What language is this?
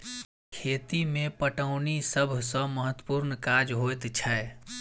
Maithili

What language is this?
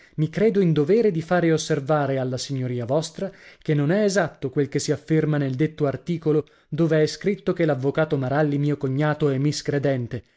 Italian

